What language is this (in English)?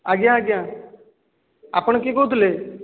Odia